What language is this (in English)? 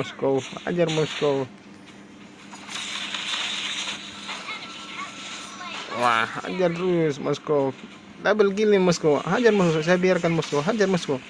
Indonesian